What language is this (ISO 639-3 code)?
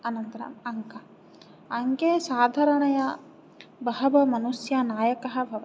san